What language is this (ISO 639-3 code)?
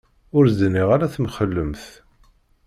kab